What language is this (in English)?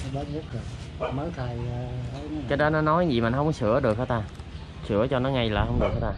Vietnamese